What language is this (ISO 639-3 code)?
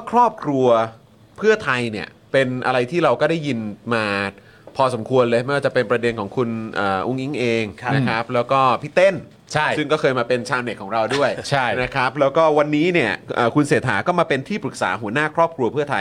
tha